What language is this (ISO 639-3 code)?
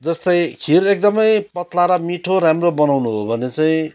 nep